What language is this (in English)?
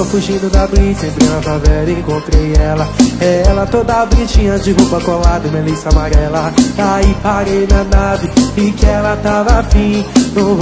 Portuguese